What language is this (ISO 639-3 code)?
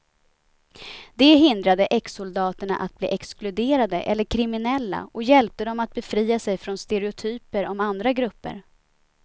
swe